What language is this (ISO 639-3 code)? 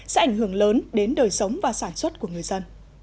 vie